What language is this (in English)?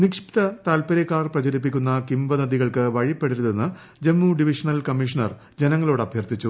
Malayalam